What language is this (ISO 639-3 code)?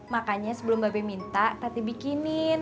ind